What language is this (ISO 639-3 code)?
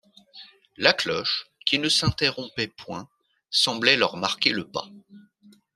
fra